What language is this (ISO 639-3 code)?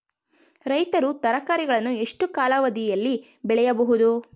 kan